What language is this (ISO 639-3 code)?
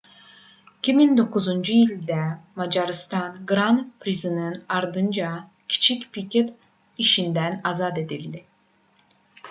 aze